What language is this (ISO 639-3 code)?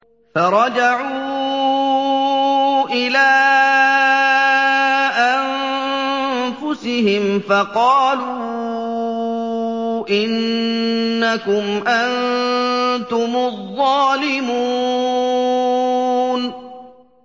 ara